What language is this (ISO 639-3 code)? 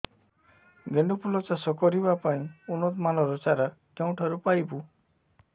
ori